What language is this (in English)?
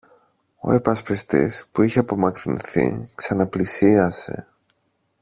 Greek